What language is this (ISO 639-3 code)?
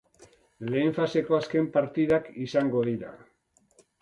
eus